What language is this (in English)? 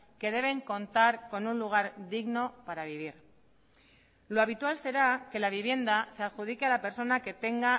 Spanish